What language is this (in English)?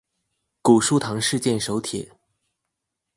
Chinese